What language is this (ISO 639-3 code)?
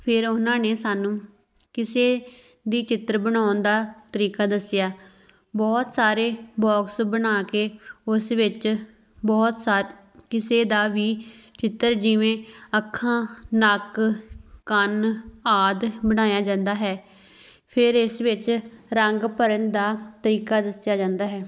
pan